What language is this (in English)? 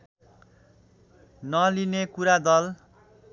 Nepali